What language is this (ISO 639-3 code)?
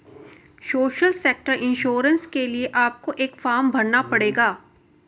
hin